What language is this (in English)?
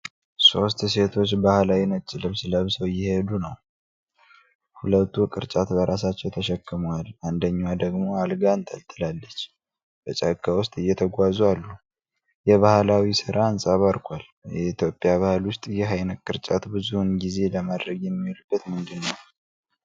Amharic